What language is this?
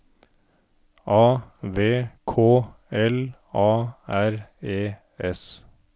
Norwegian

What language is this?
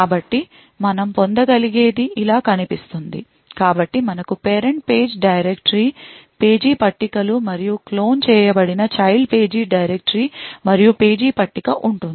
Telugu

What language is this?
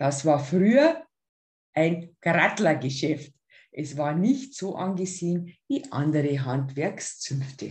German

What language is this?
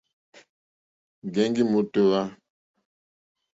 Mokpwe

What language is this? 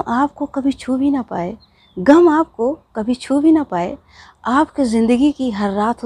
Hindi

